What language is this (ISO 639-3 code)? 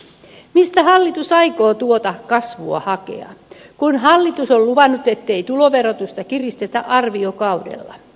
fin